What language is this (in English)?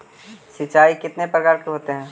Magahi